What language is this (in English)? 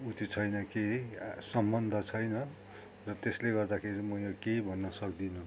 Nepali